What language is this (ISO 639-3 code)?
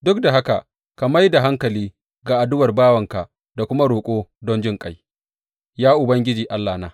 hau